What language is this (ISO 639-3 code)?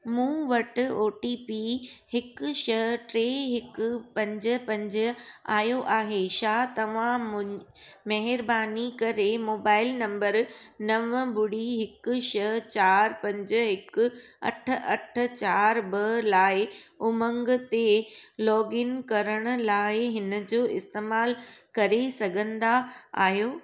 snd